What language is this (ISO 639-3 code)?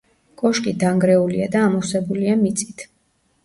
kat